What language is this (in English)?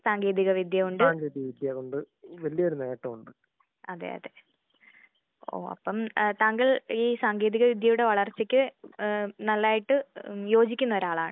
Malayalam